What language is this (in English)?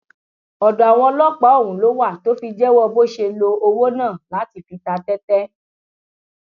Yoruba